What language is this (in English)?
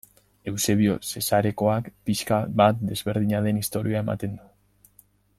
Basque